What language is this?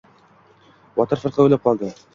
Uzbek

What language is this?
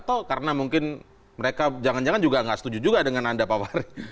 Indonesian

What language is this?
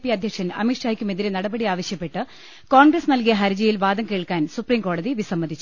Malayalam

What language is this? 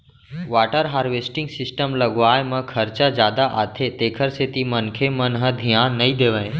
Chhattisgarhi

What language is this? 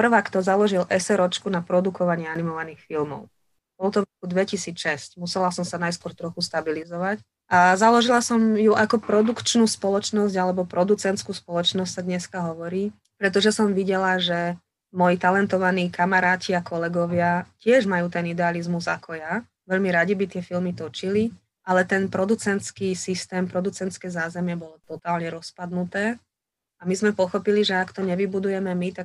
Slovak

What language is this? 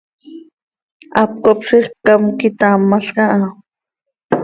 Seri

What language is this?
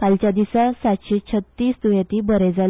Konkani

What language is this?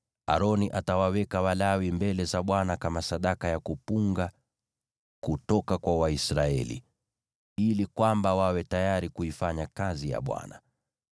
Swahili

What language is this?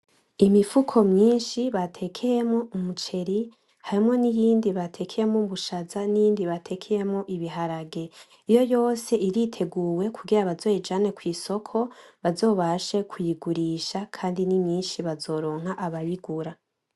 Rundi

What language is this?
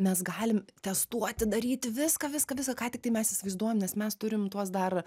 Lithuanian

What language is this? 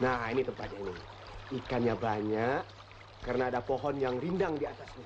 Indonesian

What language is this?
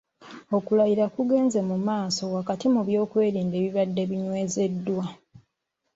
Ganda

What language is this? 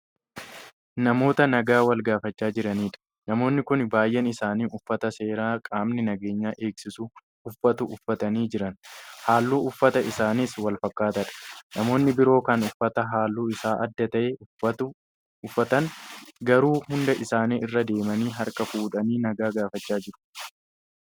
Oromo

